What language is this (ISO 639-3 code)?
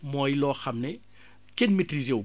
wol